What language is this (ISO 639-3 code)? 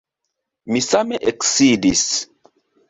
epo